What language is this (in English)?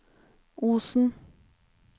Norwegian